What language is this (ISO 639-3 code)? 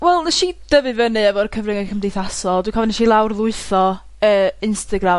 cym